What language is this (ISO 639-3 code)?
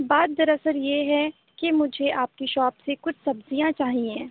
urd